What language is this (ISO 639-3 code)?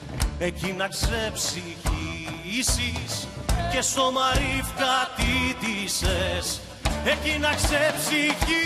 ell